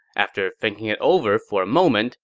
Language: English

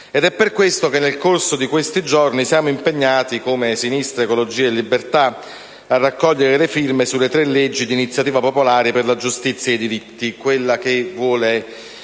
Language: Italian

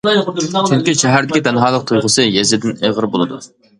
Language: Uyghur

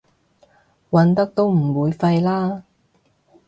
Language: Cantonese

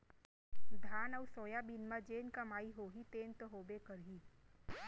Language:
Chhattisgarhi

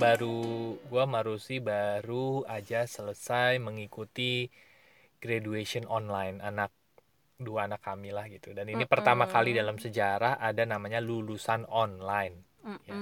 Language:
Indonesian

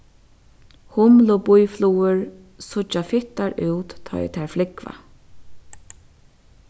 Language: Faroese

